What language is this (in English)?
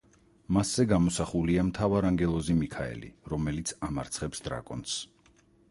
Georgian